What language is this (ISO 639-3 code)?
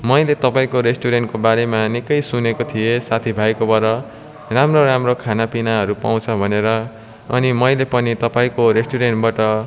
nep